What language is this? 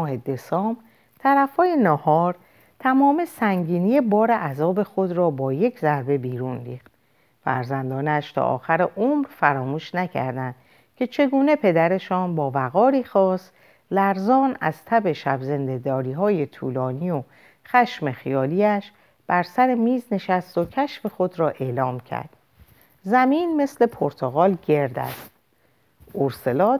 Persian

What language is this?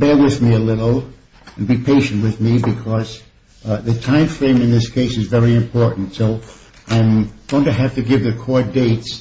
English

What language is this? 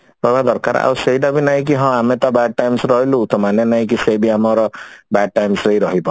Odia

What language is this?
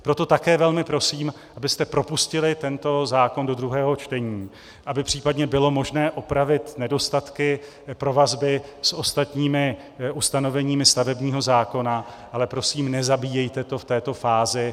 Czech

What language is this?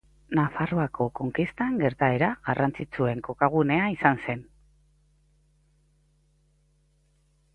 Basque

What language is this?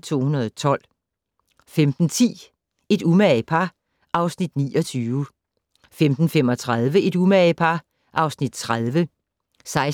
Danish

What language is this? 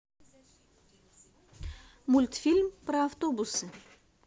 Russian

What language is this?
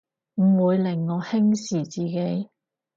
Cantonese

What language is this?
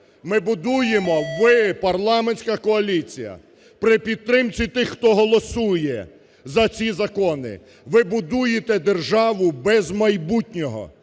Ukrainian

